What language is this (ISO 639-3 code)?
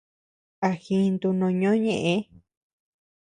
cux